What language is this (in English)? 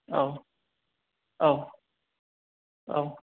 Bodo